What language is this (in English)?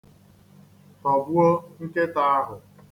Igbo